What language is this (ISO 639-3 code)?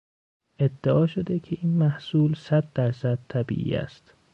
fas